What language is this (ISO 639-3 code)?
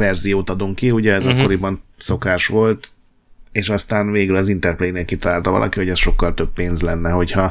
hun